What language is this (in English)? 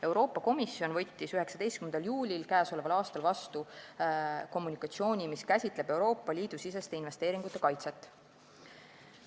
Estonian